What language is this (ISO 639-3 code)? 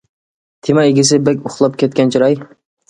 uig